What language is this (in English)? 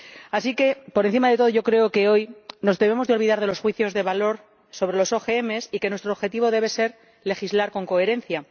Spanish